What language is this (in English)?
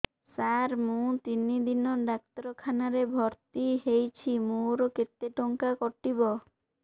Odia